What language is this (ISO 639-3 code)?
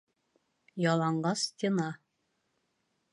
bak